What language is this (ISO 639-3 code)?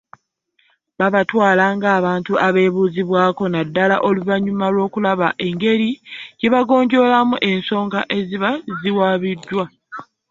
lug